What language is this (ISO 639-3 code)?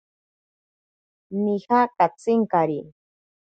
prq